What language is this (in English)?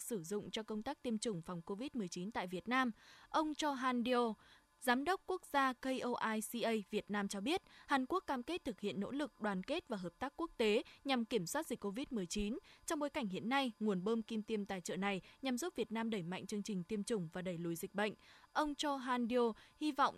Vietnamese